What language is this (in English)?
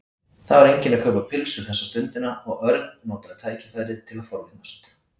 Icelandic